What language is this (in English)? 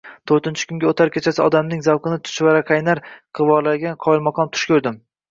Uzbek